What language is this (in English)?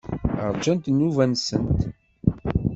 Kabyle